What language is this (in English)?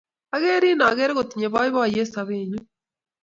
Kalenjin